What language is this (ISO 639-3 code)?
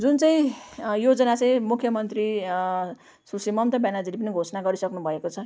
nep